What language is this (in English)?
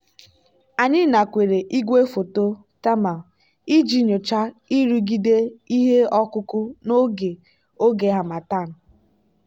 Igbo